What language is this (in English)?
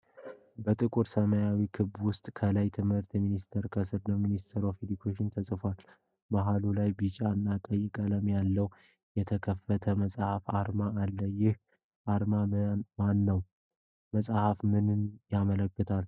Amharic